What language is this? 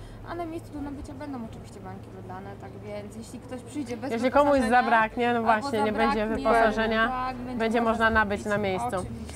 Polish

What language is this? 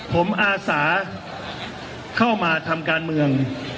Thai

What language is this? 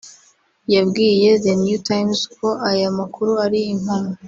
Kinyarwanda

